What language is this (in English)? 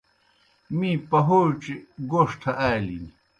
Kohistani Shina